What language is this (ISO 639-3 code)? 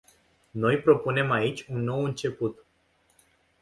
ron